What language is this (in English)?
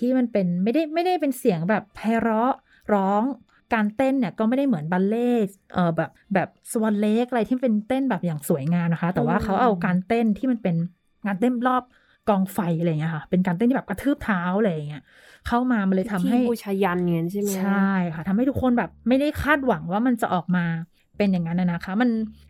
Thai